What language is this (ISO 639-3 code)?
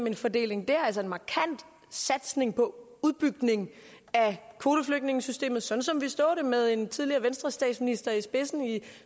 dan